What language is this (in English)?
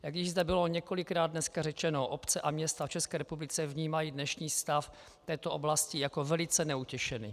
Czech